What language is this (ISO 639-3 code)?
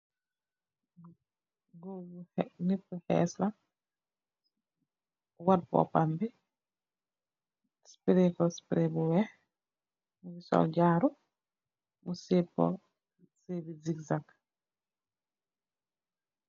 wol